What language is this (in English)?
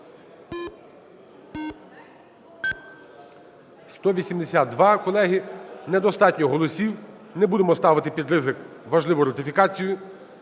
Ukrainian